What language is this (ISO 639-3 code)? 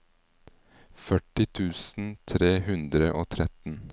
nor